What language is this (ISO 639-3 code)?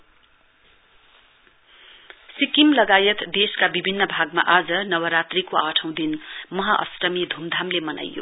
nep